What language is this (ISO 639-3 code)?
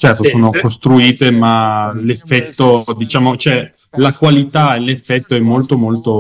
ita